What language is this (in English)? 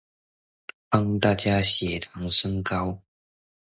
Chinese